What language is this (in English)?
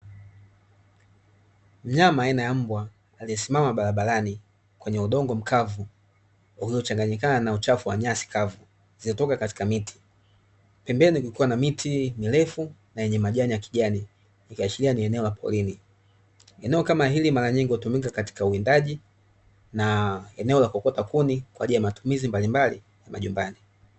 Swahili